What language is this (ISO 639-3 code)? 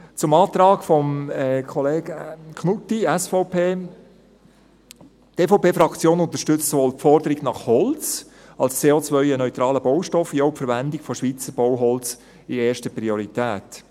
gsw